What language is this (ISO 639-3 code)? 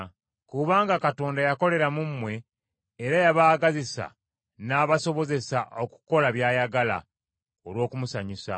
lug